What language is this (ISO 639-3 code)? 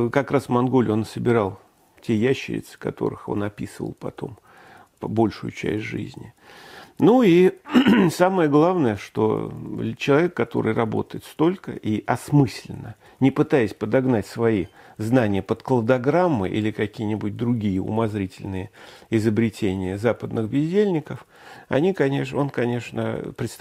rus